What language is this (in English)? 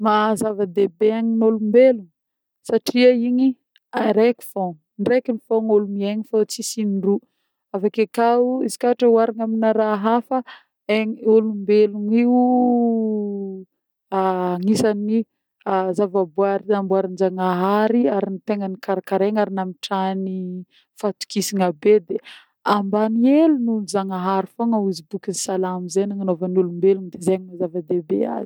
Northern Betsimisaraka Malagasy